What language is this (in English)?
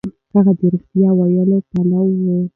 Pashto